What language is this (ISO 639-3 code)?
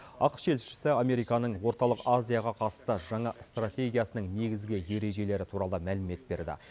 kaz